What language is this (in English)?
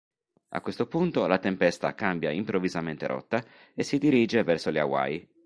Italian